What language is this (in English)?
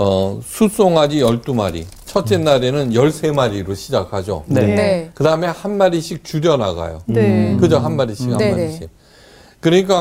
Korean